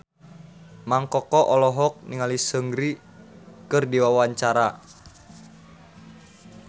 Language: Sundanese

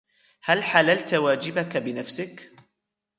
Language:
Arabic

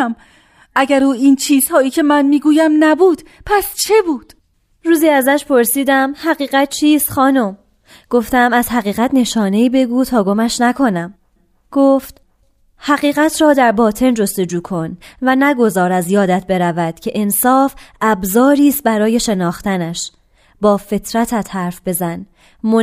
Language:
Persian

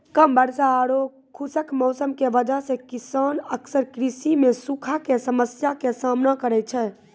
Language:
Maithili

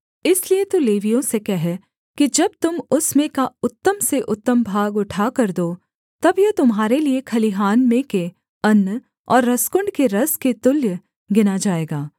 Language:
Hindi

